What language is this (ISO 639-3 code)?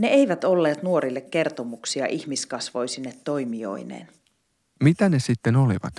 fin